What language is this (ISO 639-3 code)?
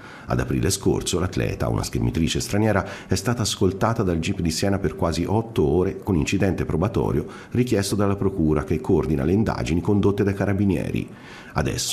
ita